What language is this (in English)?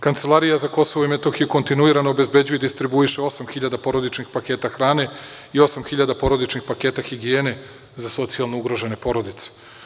Serbian